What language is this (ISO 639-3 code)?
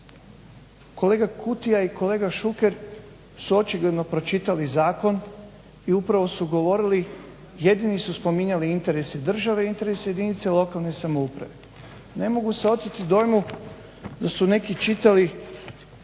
hrv